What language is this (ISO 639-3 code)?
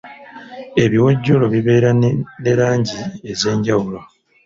lug